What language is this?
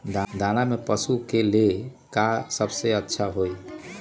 Magahi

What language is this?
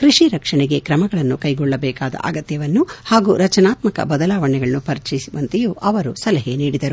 Kannada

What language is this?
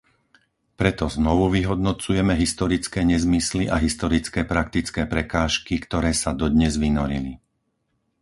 Slovak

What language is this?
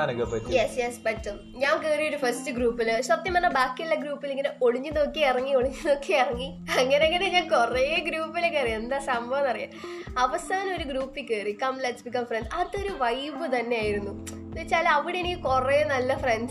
Malayalam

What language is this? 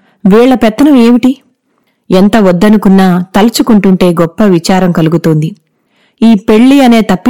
Telugu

